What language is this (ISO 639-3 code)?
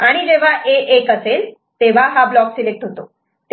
mar